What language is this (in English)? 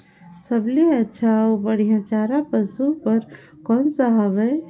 Chhattisgarhi